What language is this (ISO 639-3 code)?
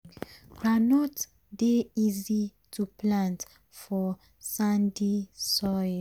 pcm